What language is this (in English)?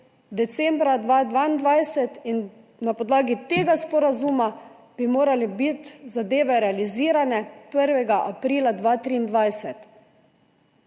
Slovenian